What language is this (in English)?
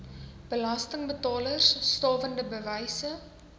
Afrikaans